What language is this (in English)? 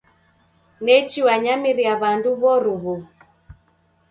Taita